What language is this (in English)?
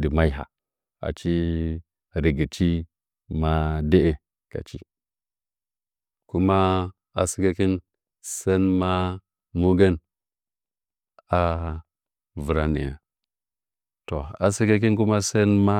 Nzanyi